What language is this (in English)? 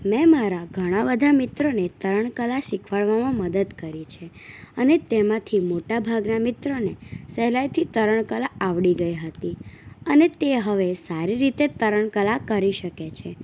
Gujarati